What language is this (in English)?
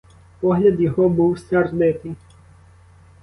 Ukrainian